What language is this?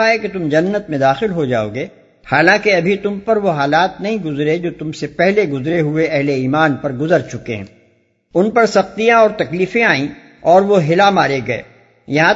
Urdu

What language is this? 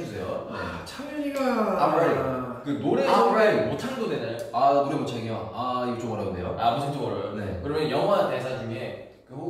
Korean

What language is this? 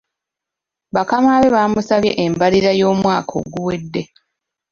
Ganda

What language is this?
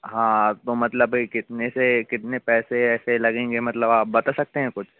Hindi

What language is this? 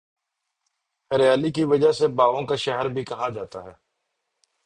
Urdu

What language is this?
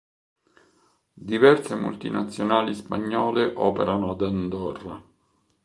Italian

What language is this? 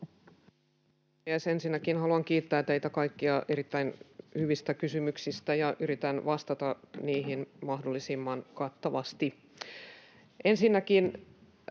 Finnish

